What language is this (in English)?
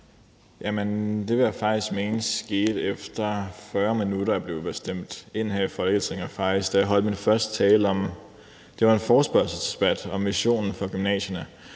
Danish